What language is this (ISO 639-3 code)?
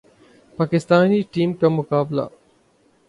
urd